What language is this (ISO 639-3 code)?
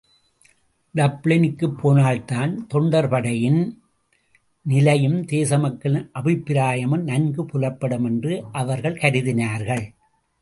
tam